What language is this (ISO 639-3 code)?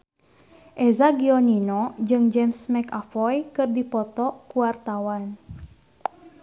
sun